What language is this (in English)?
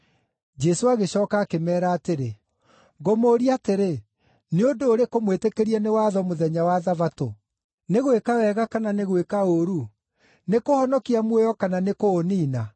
Kikuyu